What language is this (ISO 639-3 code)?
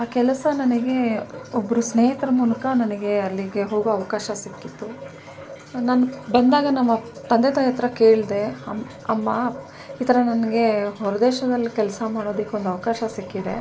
kan